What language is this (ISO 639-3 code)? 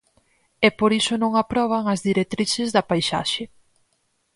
glg